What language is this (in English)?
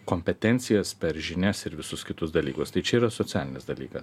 Lithuanian